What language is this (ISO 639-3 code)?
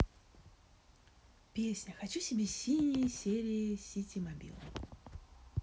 rus